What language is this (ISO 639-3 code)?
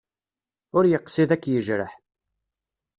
kab